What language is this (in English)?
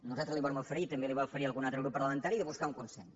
Catalan